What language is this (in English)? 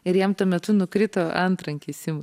Lithuanian